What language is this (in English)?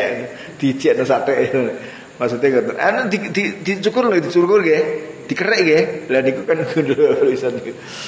Indonesian